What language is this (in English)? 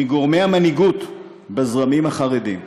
Hebrew